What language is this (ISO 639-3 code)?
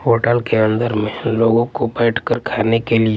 hin